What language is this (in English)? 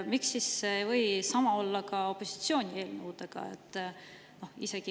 Estonian